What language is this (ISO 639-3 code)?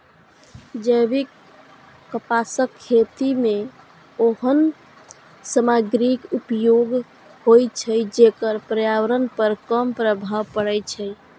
mai